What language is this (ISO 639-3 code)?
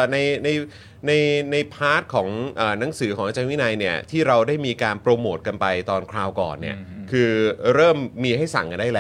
tha